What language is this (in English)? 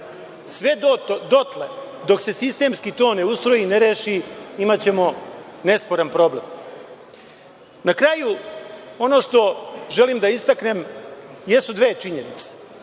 Serbian